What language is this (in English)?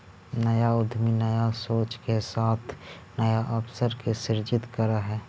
Magahi